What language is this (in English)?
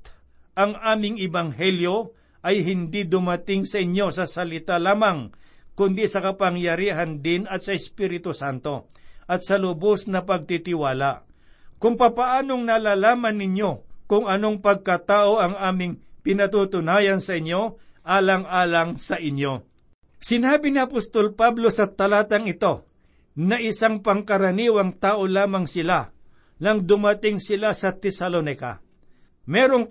Filipino